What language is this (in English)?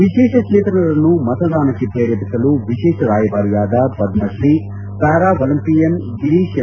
Kannada